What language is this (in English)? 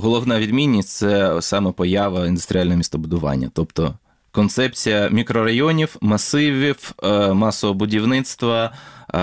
Ukrainian